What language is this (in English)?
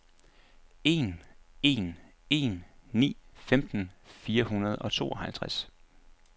Danish